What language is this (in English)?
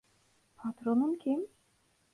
Turkish